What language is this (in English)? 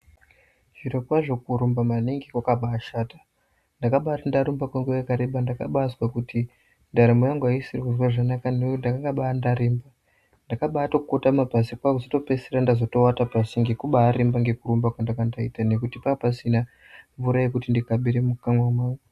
Ndau